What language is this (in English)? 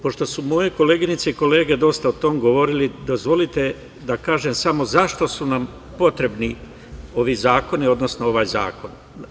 Serbian